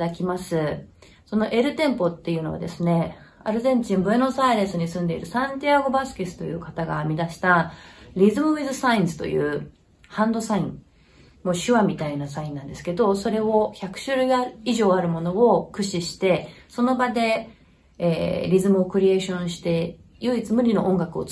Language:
Japanese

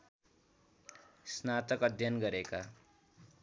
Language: Nepali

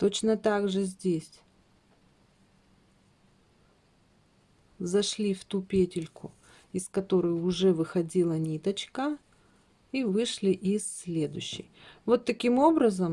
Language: Russian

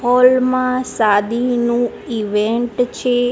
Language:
Gujarati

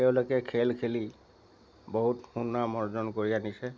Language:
Assamese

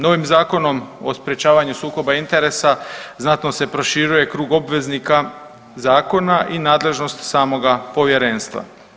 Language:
Croatian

